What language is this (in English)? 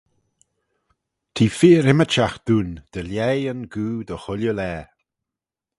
Manx